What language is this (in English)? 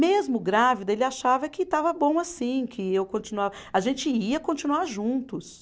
Portuguese